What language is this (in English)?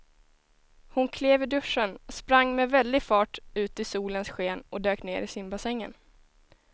Swedish